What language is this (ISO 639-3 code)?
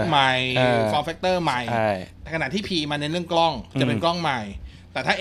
tha